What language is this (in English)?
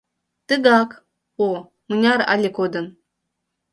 Mari